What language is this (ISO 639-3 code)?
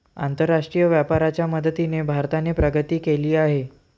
mar